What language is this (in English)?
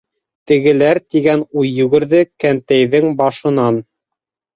Bashkir